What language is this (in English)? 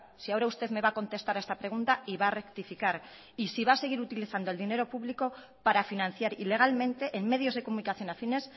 Spanish